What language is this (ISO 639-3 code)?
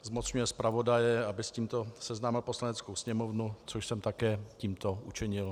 ces